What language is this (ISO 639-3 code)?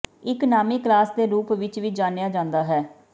pan